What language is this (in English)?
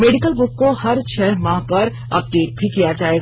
Hindi